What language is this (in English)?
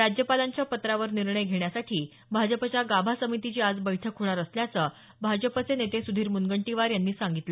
Marathi